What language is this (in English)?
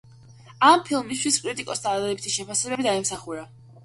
Georgian